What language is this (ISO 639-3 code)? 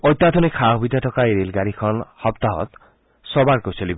asm